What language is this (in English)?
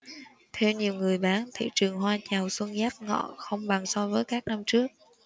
Vietnamese